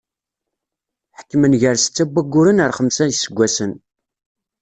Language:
Kabyle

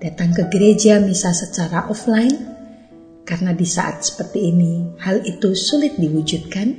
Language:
Indonesian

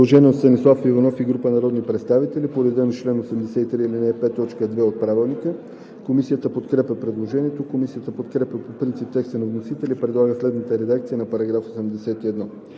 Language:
Bulgarian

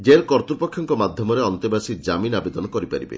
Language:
Odia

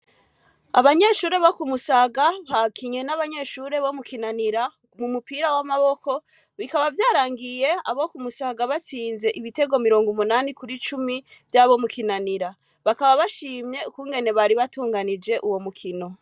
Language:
Rundi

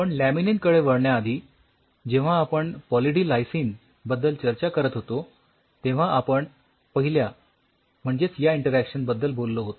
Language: Marathi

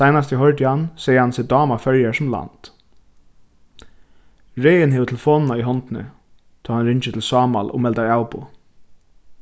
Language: Faroese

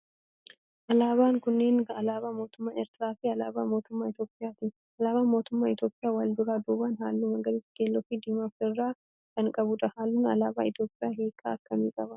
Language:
Oromo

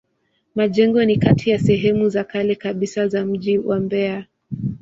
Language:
Swahili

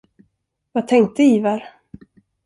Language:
Swedish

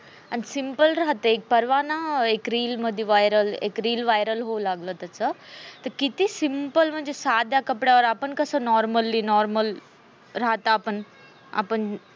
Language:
Marathi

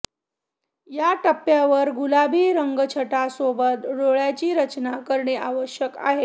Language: Marathi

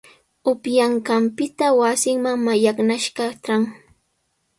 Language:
Sihuas Ancash Quechua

